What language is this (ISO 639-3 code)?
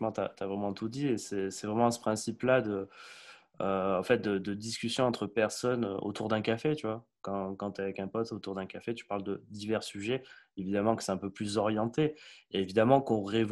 fra